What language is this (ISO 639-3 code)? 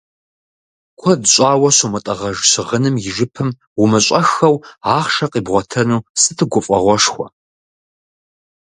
kbd